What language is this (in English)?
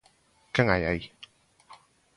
Galician